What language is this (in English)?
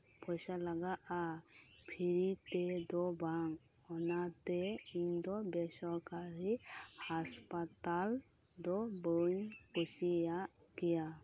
Santali